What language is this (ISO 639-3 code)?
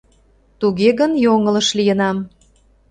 chm